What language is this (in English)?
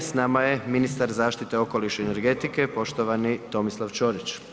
Croatian